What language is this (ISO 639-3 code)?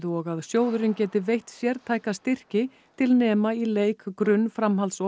isl